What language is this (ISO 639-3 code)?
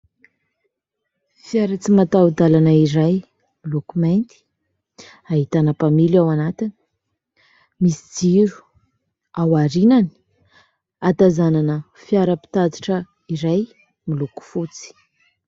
mlg